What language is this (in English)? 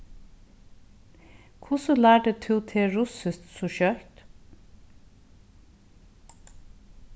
Faroese